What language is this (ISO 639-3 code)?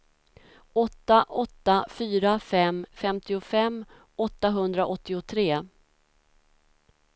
swe